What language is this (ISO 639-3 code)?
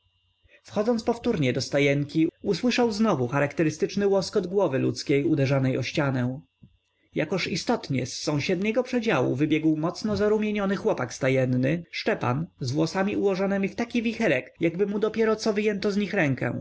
pol